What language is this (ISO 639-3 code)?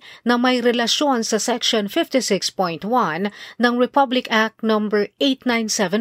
fil